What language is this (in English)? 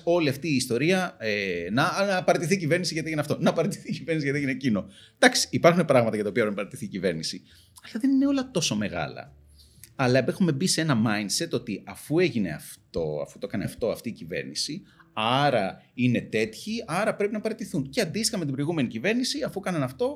Greek